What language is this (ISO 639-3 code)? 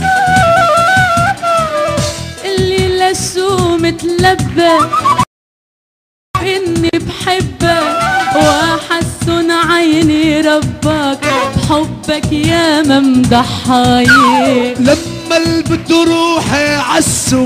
ara